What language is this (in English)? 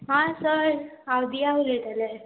Konkani